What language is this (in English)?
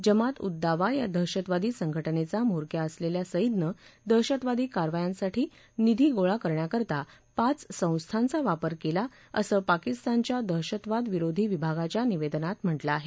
Marathi